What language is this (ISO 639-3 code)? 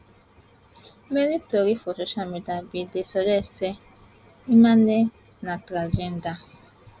pcm